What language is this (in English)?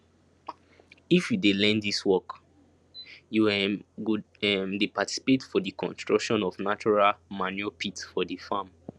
Nigerian Pidgin